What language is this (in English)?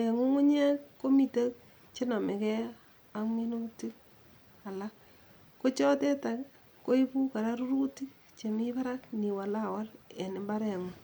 Kalenjin